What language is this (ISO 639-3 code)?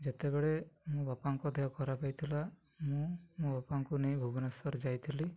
ori